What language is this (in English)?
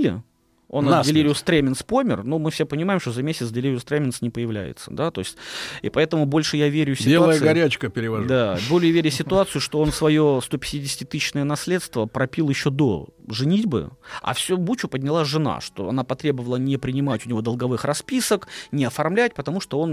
Russian